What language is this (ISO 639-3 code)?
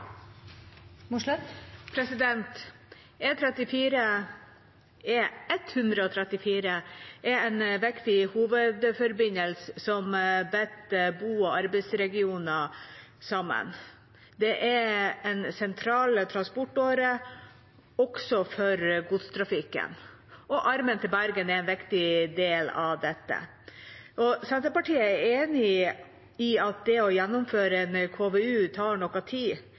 nob